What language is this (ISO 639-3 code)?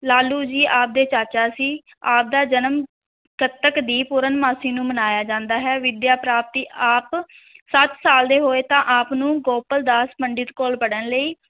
pan